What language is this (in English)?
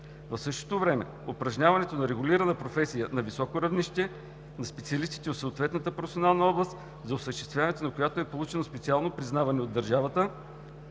Bulgarian